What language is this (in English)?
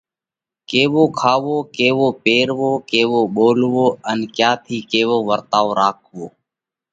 Parkari Koli